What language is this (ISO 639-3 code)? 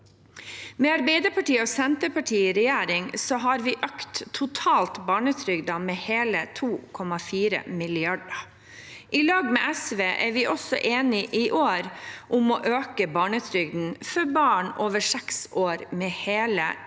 nor